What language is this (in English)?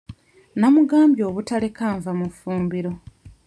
Ganda